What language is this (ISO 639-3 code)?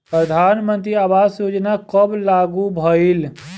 bho